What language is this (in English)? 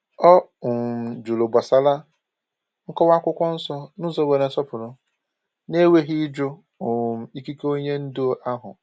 Igbo